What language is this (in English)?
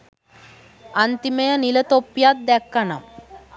Sinhala